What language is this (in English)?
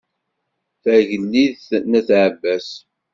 Kabyle